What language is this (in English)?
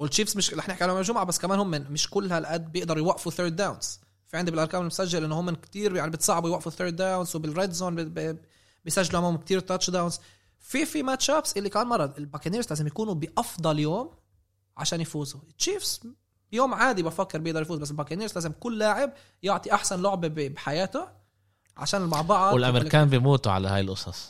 Arabic